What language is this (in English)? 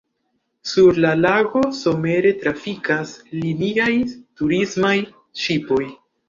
Esperanto